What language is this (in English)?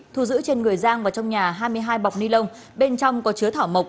Vietnamese